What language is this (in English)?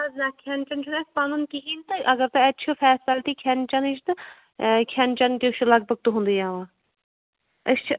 Kashmiri